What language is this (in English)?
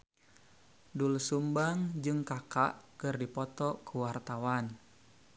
Sundanese